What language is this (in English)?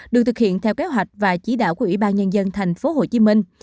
Vietnamese